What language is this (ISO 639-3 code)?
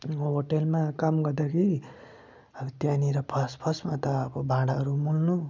nep